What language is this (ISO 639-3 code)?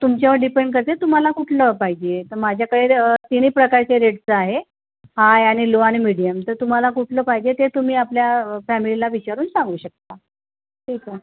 mar